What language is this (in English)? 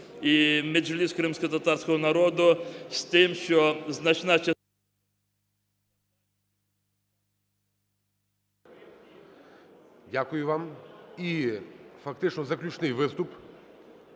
Ukrainian